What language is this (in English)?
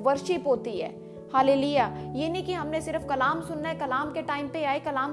Hindi